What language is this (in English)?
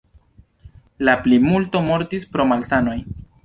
Esperanto